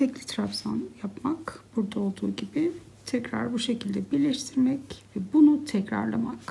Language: Turkish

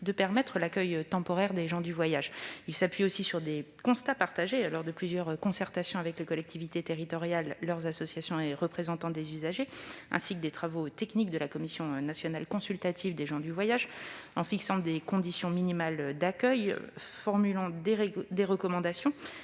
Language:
French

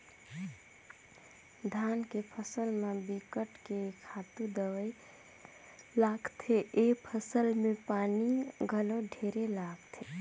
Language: Chhattisgarhi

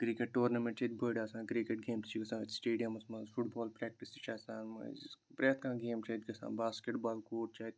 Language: Kashmiri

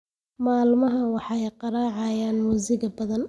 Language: Somali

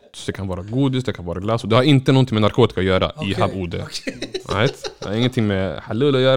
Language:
Swedish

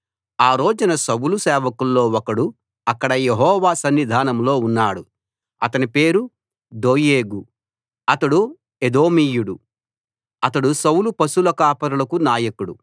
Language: Telugu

